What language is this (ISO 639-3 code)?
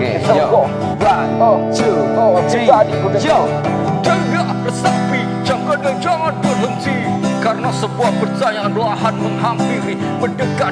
ind